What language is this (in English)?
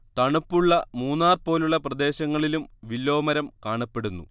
Malayalam